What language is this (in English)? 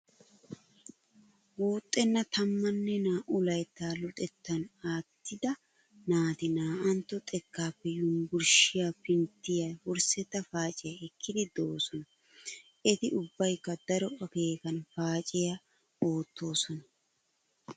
Wolaytta